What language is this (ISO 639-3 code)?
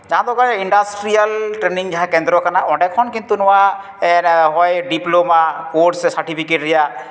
sat